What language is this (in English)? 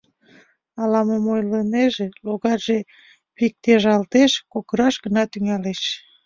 Mari